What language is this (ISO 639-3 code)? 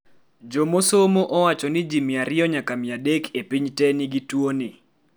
luo